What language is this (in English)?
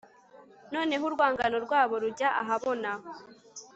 Kinyarwanda